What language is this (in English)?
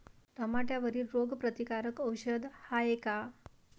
Marathi